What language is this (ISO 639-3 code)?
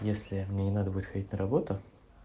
rus